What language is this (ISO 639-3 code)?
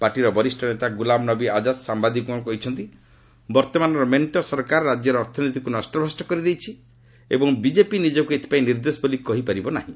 ori